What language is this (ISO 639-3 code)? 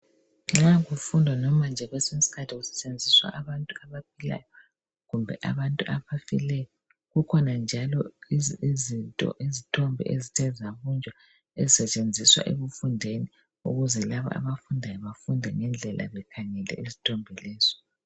nde